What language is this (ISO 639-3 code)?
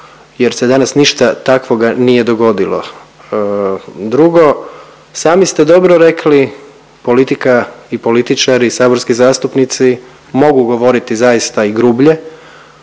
hrv